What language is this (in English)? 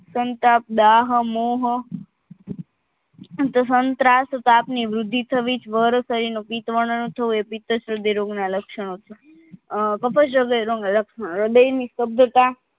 Gujarati